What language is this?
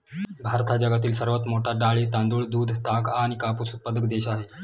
Marathi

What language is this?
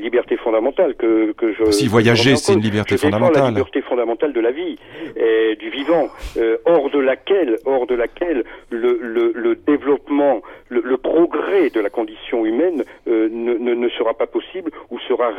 French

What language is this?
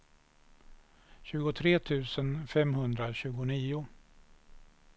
Swedish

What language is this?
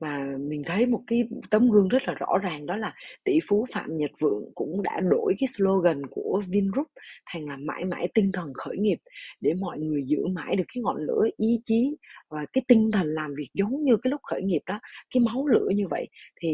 Vietnamese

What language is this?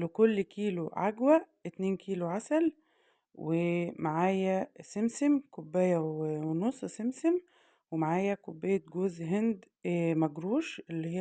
Arabic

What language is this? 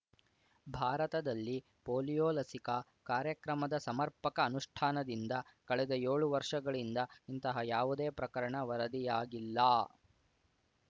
Kannada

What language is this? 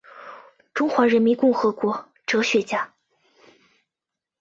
Chinese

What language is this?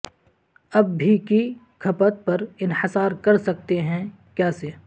Urdu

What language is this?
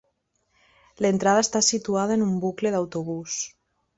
Catalan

